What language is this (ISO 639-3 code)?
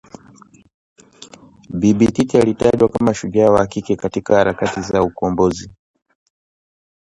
swa